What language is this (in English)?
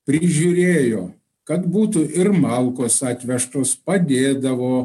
Lithuanian